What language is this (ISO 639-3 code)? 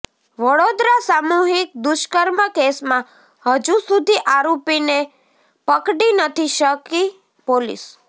guj